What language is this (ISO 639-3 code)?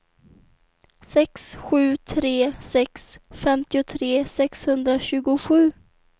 swe